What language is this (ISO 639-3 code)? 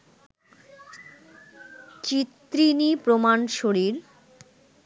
ben